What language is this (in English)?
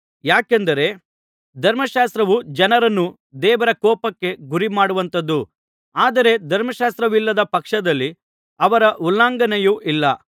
Kannada